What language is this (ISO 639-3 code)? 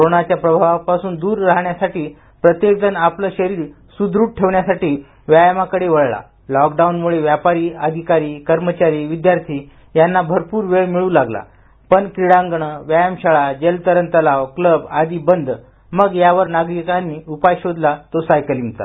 mar